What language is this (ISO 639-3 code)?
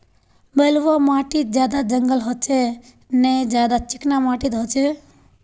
mag